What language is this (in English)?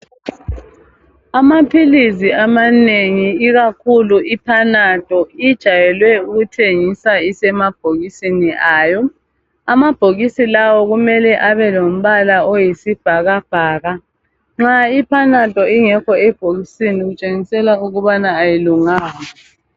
North Ndebele